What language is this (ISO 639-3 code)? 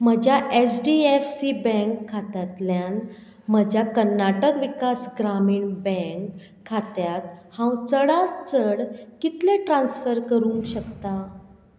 kok